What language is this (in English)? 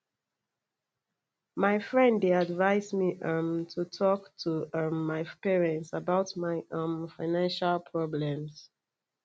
Nigerian Pidgin